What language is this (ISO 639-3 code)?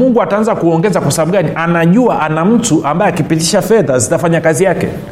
swa